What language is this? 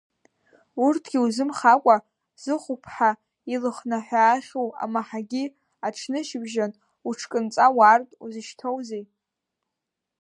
Abkhazian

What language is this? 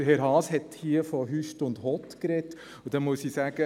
Swiss German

